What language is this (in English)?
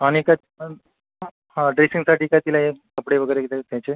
Marathi